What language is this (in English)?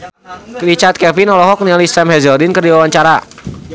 Sundanese